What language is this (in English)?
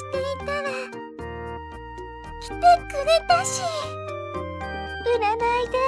Japanese